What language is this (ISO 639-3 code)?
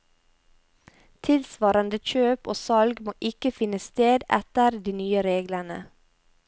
nor